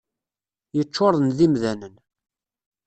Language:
Kabyle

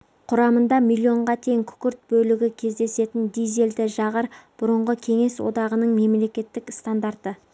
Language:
Kazakh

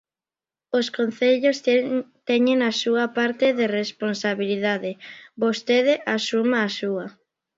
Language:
Galician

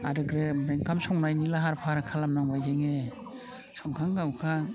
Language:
Bodo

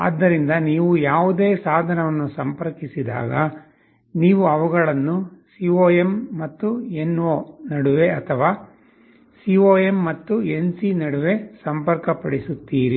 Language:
Kannada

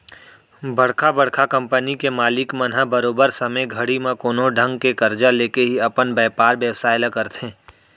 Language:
Chhattisgarhi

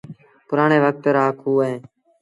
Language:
Sindhi Bhil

